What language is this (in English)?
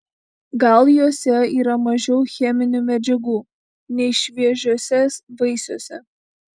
Lithuanian